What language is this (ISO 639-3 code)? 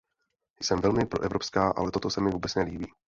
ces